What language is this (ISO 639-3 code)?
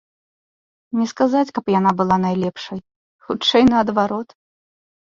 bel